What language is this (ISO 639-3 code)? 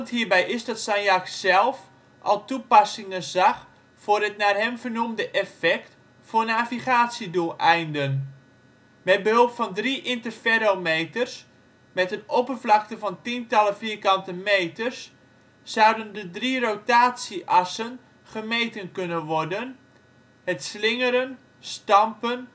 nld